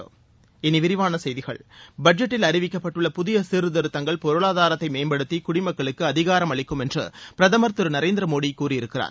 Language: Tamil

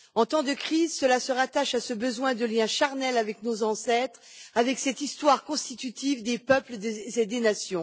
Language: French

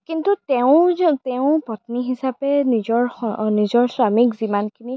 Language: Assamese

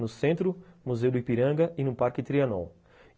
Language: Portuguese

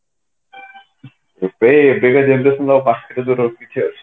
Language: Odia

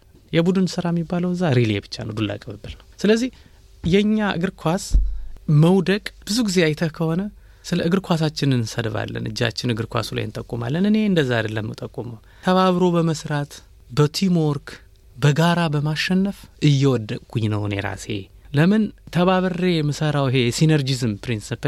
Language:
Amharic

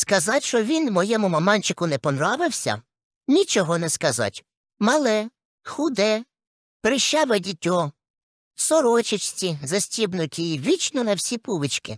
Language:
Ukrainian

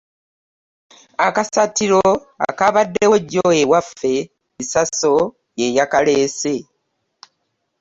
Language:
Ganda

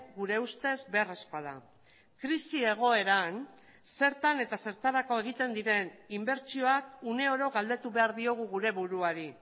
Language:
Basque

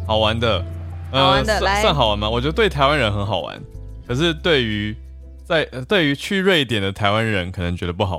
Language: Chinese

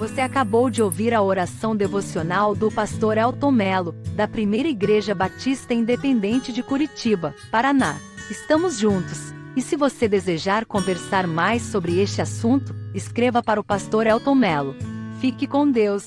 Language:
Portuguese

